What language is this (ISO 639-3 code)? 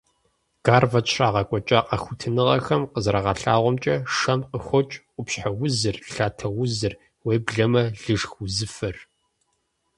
kbd